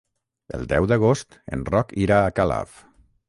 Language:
Catalan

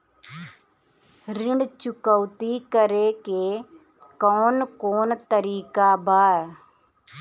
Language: Bhojpuri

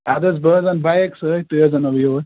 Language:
Kashmiri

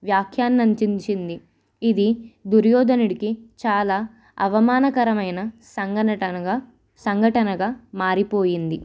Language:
Telugu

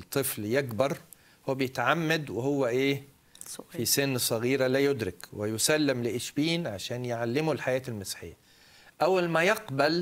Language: Arabic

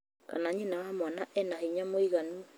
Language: Kikuyu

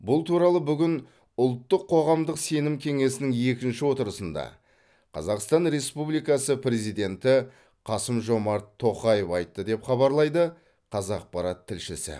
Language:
Kazakh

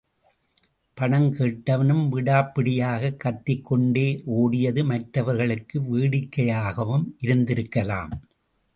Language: Tamil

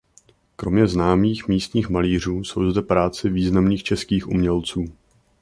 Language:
Czech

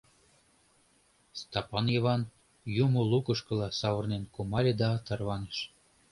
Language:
Mari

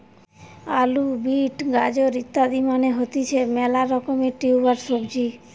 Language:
Bangla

